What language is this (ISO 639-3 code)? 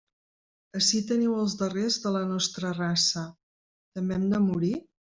cat